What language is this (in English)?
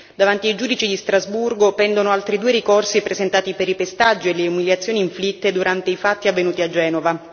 Italian